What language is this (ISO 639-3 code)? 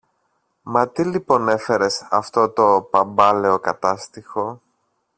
ell